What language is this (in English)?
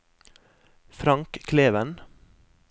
Norwegian